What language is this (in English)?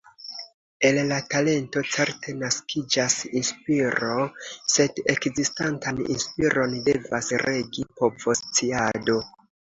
Esperanto